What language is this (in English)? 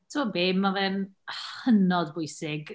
Welsh